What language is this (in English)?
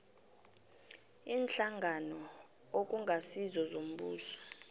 South Ndebele